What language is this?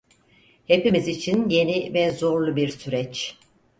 Turkish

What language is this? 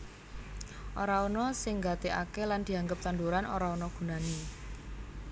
Javanese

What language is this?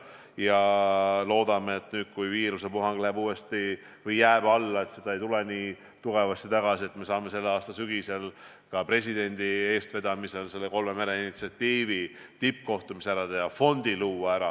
Estonian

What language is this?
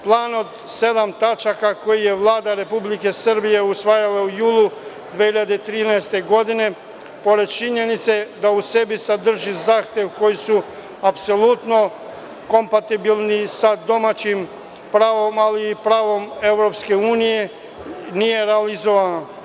Serbian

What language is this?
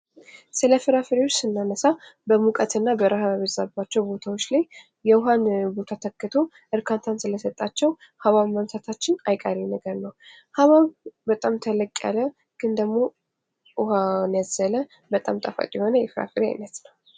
Amharic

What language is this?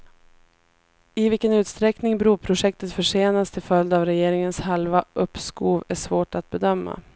Swedish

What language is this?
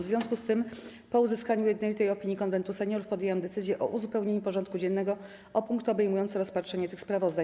Polish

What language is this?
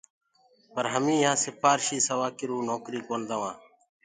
Gurgula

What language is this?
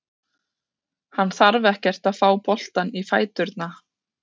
Icelandic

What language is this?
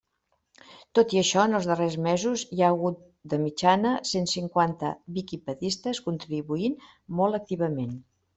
Catalan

